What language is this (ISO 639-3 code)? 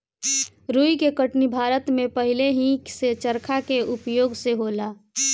bho